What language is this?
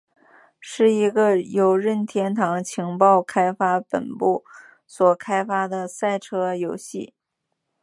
Chinese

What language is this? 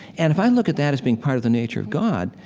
English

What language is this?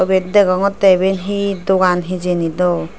Chakma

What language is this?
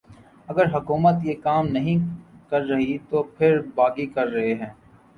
Urdu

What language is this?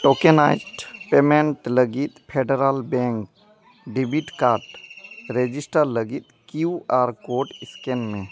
Santali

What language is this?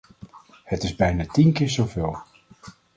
Dutch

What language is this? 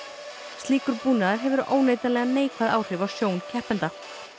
Icelandic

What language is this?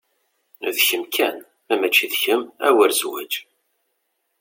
Kabyle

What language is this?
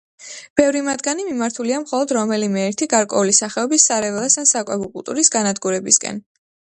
Georgian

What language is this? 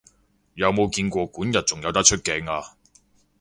Cantonese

